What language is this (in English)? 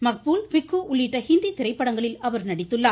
Tamil